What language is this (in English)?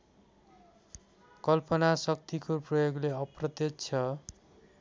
Nepali